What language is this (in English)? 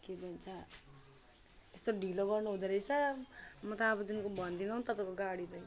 Nepali